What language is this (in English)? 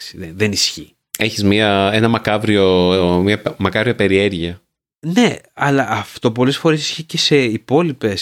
Greek